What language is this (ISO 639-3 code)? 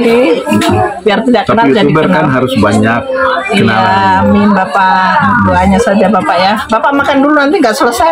ind